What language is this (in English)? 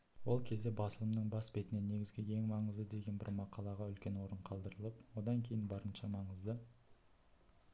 Kazakh